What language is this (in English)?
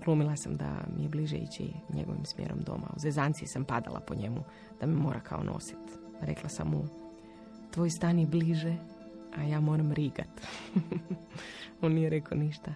Croatian